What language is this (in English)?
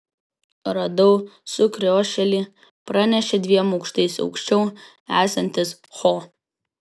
Lithuanian